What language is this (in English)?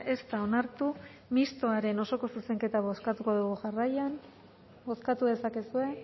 Basque